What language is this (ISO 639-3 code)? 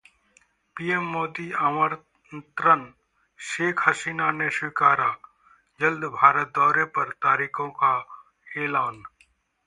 hin